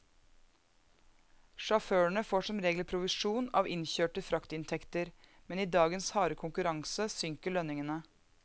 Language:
Norwegian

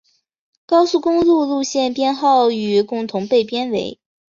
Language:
Chinese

